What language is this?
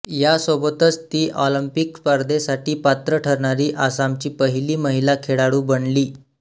Marathi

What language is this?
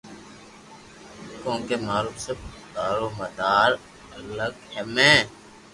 Loarki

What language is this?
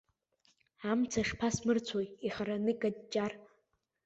Abkhazian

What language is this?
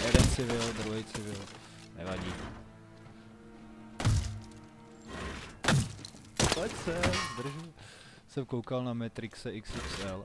Czech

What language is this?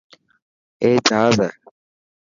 Dhatki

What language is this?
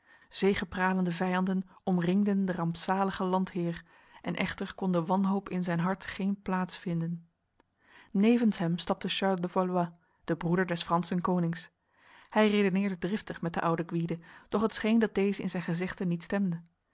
Dutch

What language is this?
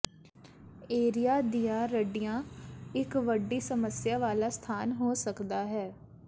Punjabi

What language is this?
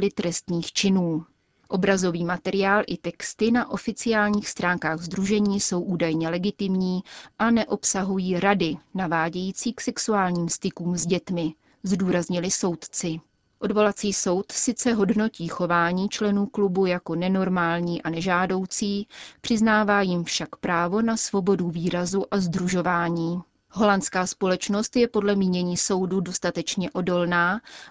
Czech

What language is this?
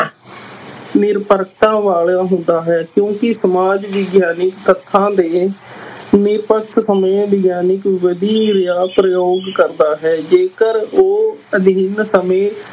Punjabi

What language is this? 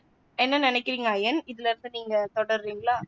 Tamil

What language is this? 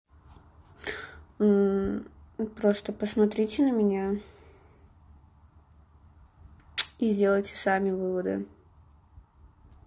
Russian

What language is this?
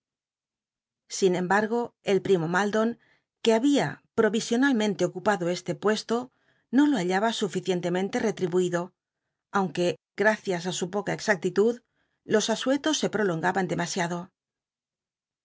Spanish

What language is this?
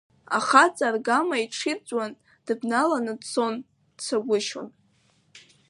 Abkhazian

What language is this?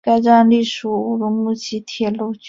Chinese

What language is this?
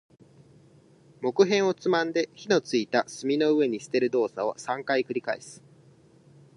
Japanese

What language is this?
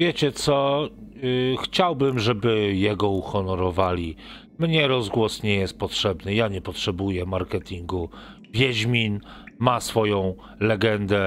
Polish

